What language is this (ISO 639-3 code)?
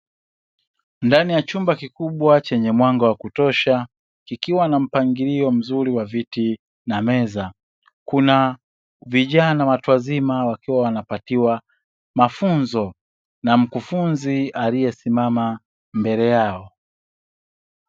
swa